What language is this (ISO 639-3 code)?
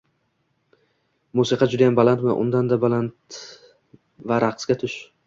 uzb